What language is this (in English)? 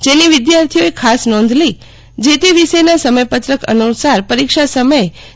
Gujarati